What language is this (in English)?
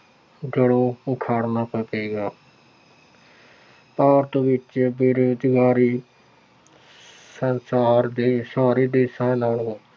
Punjabi